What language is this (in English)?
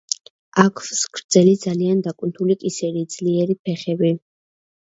Georgian